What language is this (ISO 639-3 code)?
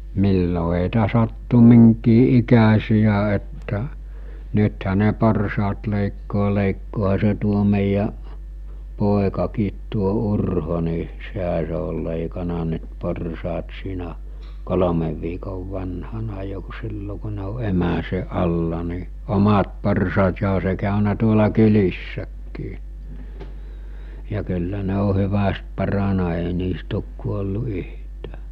fin